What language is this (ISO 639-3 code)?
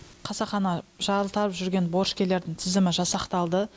kaz